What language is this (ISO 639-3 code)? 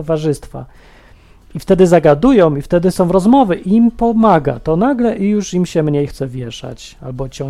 pol